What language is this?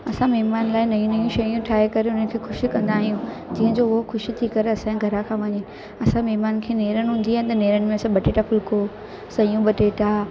Sindhi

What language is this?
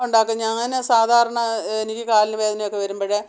Malayalam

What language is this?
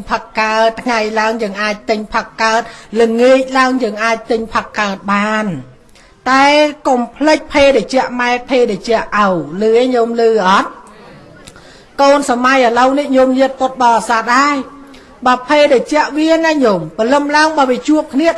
Vietnamese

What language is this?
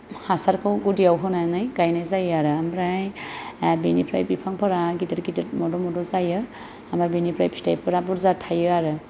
Bodo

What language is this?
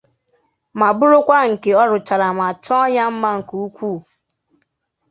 Igbo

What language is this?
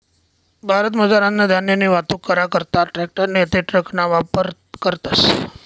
Marathi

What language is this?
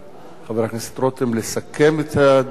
Hebrew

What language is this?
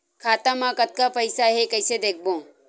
Chhattisgarhi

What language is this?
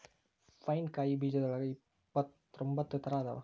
Kannada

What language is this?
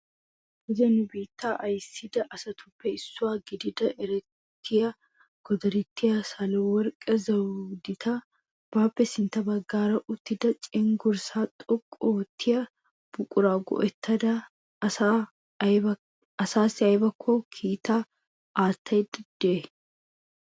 Wolaytta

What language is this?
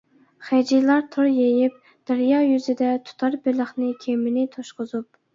Uyghur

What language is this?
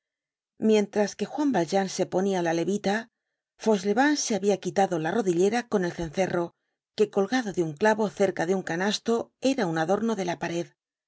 Spanish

